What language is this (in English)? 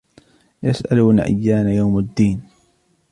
Arabic